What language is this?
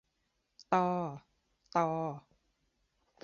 Thai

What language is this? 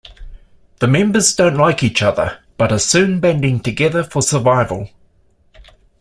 English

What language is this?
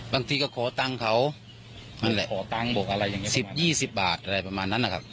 Thai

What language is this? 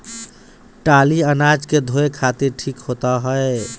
Bhojpuri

